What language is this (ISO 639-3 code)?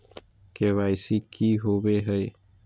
mag